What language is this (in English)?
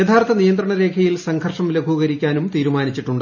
Malayalam